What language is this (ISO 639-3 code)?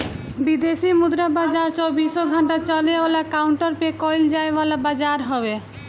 bho